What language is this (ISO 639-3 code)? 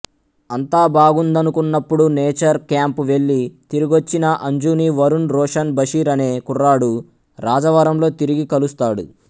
tel